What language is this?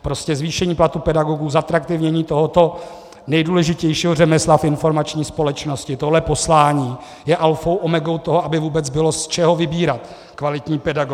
Czech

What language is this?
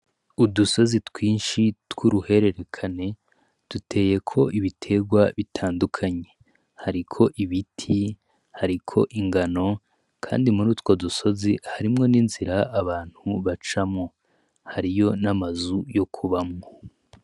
Rundi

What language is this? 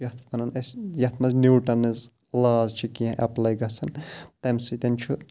Kashmiri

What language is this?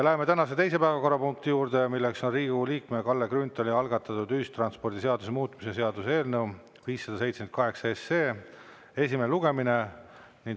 Estonian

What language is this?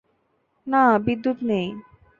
Bangla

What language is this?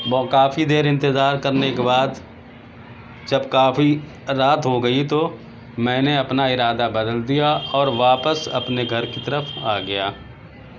Urdu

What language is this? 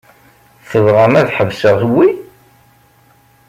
Kabyle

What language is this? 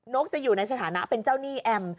Thai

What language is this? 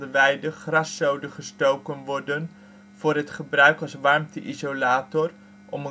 Dutch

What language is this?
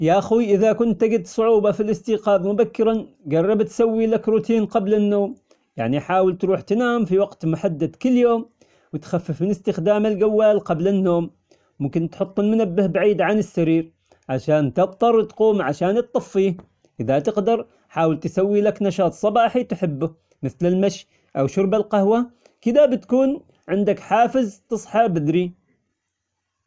Omani Arabic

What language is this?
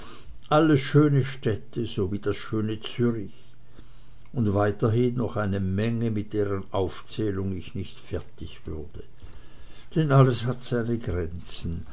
German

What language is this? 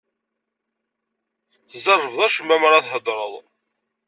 Kabyle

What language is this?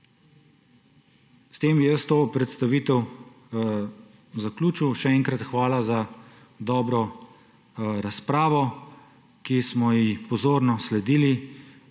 Slovenian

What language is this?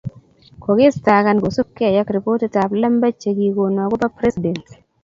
Kalenjin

